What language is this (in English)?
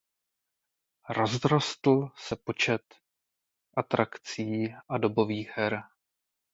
Czech